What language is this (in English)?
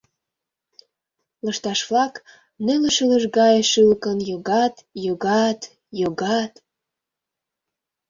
Mari